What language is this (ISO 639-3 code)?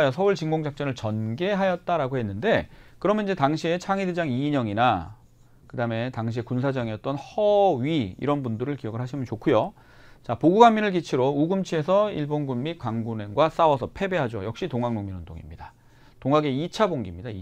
kor